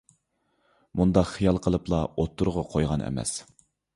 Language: Uyghur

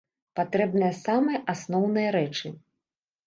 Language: Belarusian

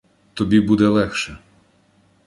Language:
Ukrainian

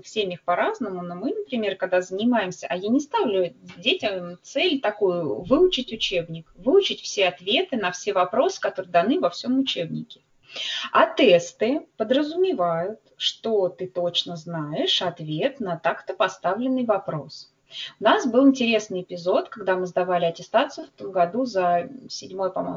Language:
Russian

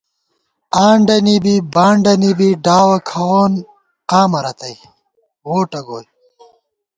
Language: Gawar-Bati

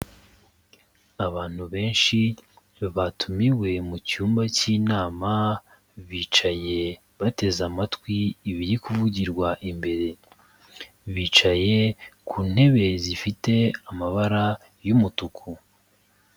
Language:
Kinyarwanda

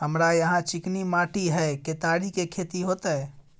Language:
Maithili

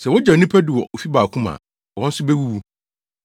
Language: Akan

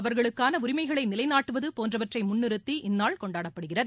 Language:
Tamil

